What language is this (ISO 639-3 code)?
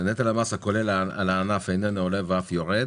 heb